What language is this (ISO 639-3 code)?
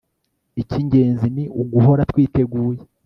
kin